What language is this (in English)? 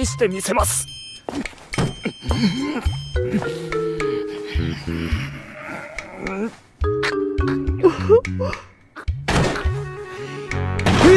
Japanese